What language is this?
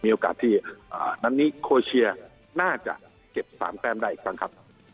Thai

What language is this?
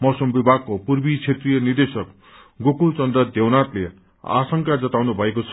Nepali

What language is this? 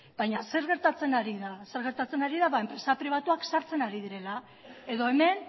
Basque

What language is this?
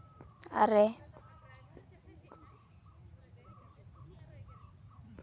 Santali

